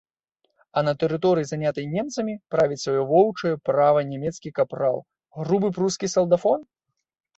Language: Belarusian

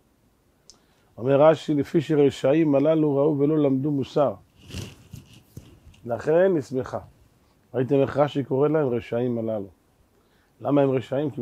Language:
Hebrew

